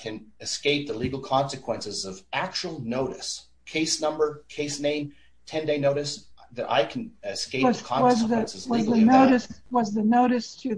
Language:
English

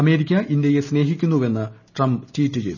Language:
Malayalam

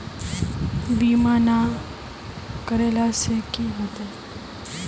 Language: Magahi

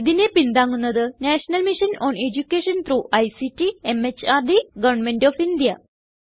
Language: Malayalam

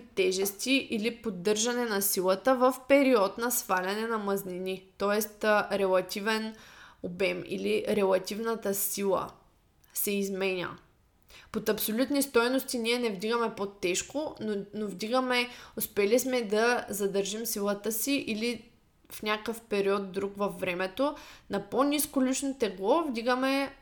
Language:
Bulgarian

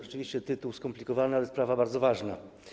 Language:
Polish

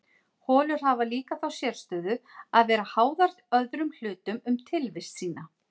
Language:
Icelandic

